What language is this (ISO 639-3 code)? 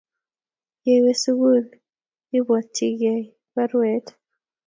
kln